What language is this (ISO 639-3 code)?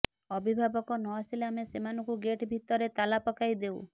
ori